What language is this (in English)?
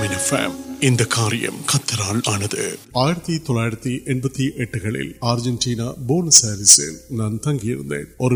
Urdu